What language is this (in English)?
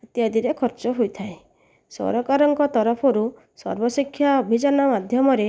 Odia